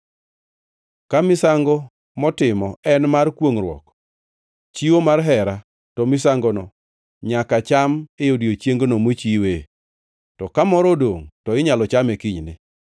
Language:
Luo (Kenya and Tanzania)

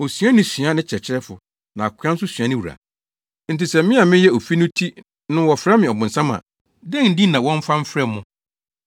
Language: Akan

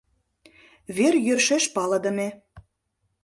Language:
Mari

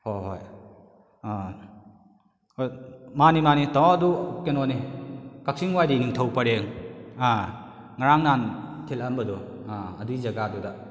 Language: Manipuri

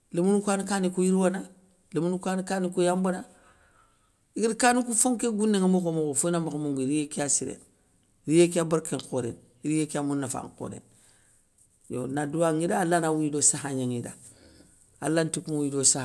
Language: Soninke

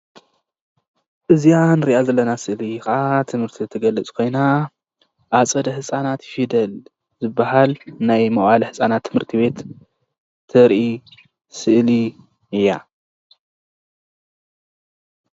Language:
Tigrinya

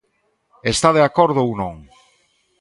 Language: Galician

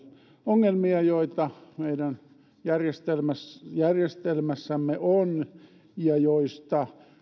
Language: Finnish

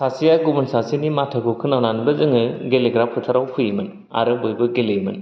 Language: Bodo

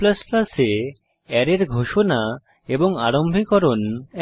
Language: Bangla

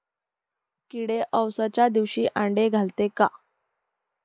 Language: Marathi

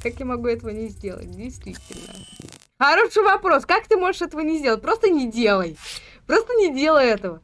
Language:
Russian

